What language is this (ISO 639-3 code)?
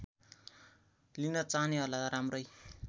nep